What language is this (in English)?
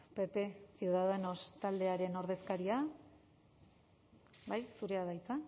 Basque